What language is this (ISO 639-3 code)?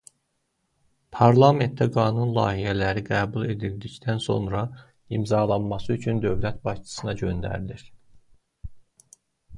aze